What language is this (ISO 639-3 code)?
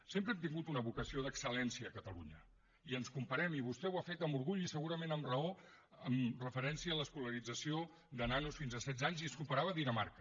cat